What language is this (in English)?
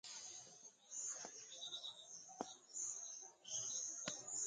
Wuzlam